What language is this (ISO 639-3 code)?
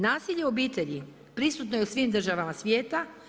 hrv